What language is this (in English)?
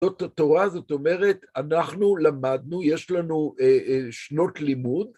Hebrew